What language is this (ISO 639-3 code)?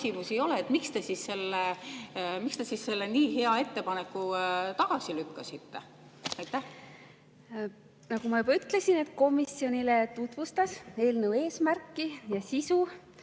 est